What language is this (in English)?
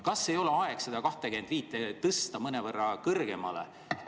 Estonian